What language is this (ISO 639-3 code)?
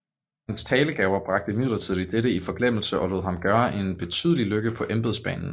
dan